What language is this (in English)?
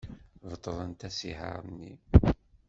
Kabyle